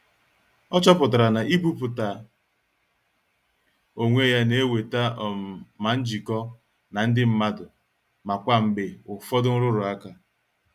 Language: Igbo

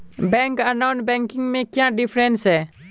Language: Magahi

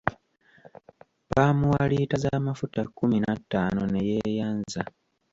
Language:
Ganda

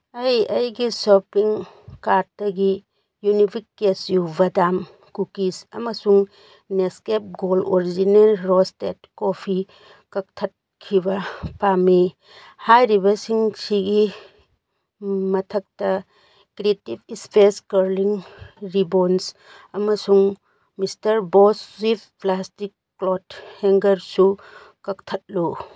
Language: Manipuri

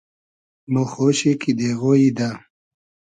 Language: Hazaragi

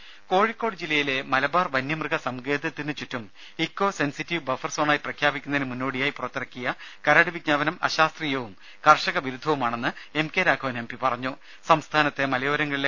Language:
Malayalam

